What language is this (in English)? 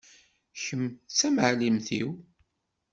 Kabyle